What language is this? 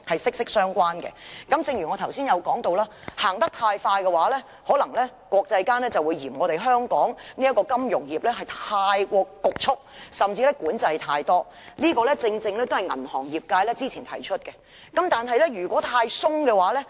Cantonese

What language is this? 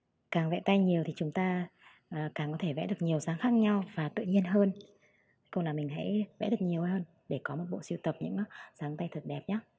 Vietnamese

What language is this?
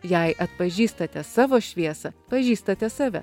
Lithuanian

